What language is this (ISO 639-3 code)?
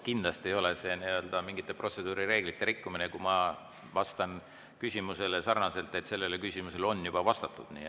est